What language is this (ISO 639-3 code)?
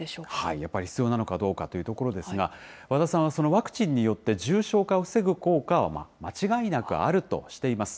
jpn